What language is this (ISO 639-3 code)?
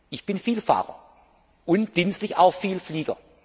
deu